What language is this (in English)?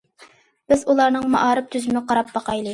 Uyghur